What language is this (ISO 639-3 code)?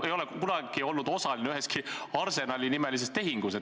est